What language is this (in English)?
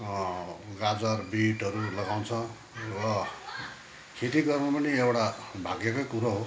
Nepali